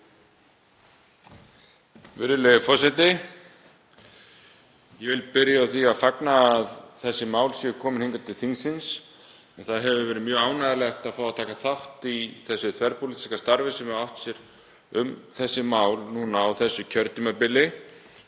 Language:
Icelandic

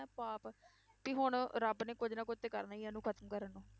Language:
Punjabi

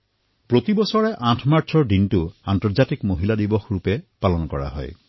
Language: Assamese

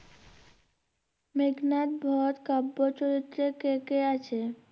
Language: Bangla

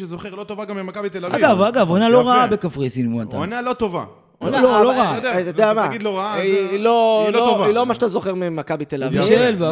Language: Hebrew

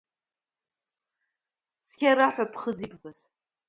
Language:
Abkhazian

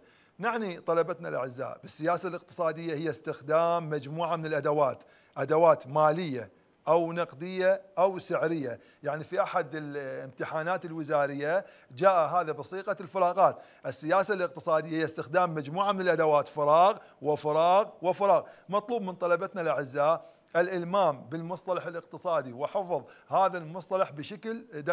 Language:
Arabic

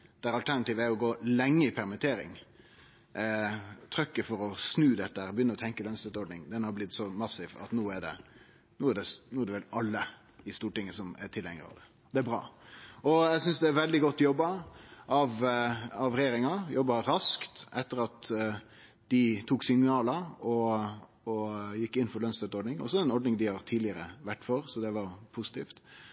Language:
Norwegian Nynorsk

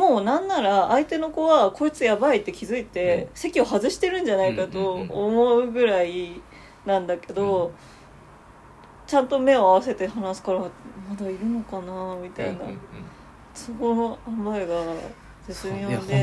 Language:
Japanese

